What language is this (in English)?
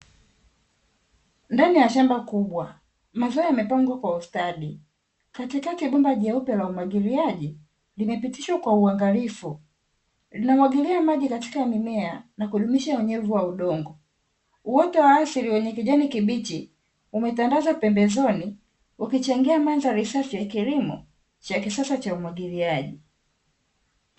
Swahili